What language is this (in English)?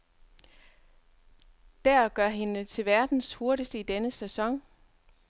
Danish